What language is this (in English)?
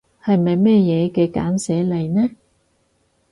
Cantonese